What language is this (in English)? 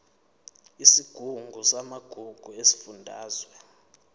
Zulu